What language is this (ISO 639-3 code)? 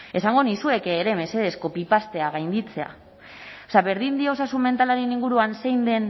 eus